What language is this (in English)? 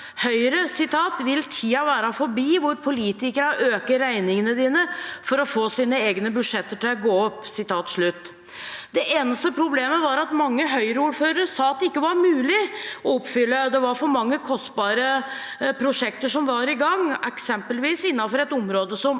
Norwegian